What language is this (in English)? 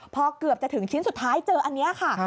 Thai